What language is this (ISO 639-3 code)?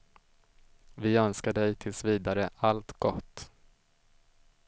swe